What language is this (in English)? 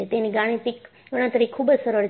Gujarati